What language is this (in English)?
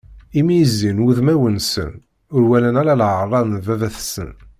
Kabyle